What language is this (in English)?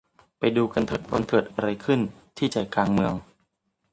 Thai